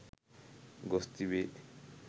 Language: Sinhala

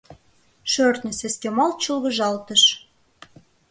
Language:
Mari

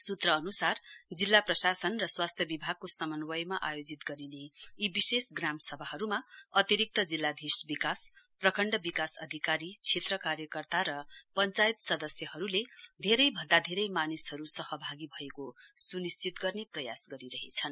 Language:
Nepali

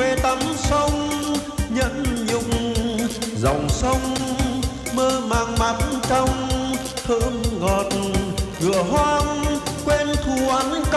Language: Vietnamese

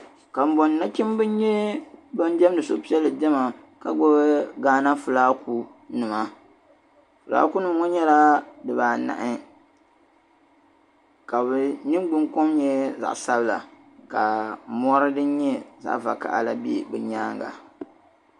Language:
Dagbani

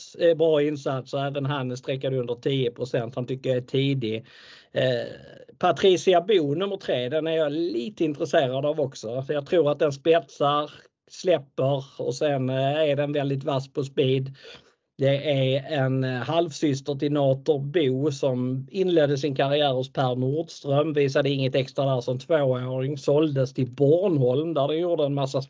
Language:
Swedish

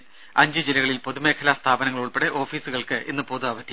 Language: Malayalam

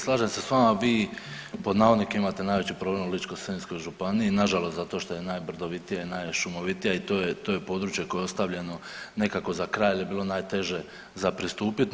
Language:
Croatian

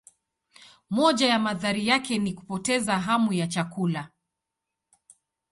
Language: Swahili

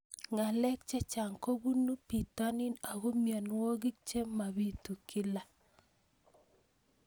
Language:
Kalenjin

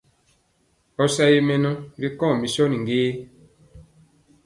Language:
Mpiemo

